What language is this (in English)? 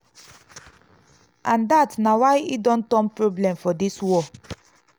Nigerian Pidgin